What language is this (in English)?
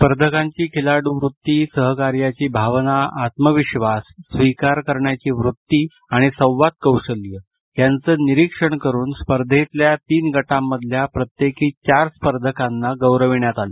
Marathi